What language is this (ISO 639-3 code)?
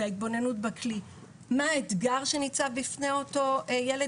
heb